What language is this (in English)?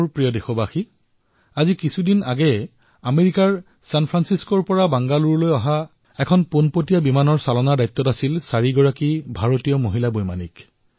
Assamese